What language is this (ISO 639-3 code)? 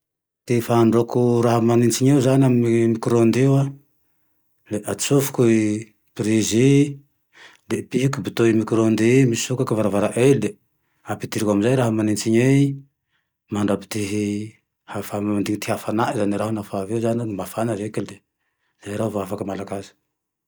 tdx